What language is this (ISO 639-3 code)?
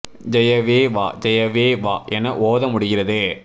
tam